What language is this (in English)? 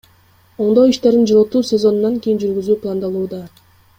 Kyrgyz